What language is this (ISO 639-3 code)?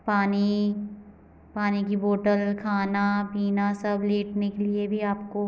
hin